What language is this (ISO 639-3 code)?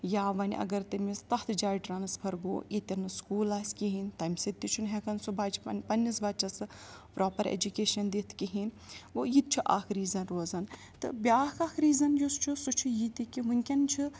kas